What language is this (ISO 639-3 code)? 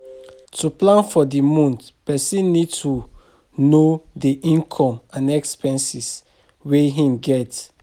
pcm